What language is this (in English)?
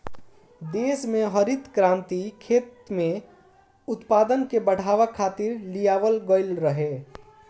Bhojpuri